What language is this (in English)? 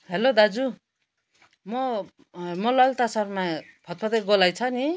Nepali